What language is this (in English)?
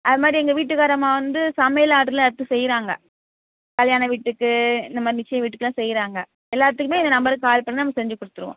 Tamil